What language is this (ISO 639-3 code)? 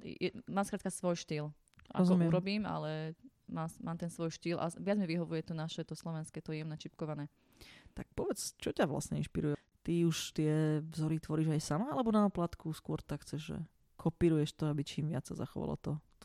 slk